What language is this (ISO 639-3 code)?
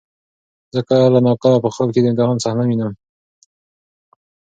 pus